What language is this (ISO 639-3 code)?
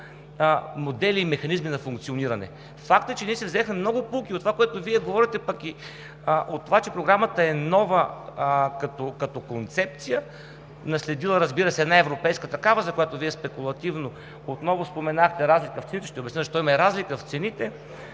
bul